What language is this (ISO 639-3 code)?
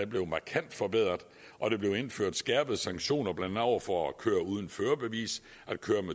dan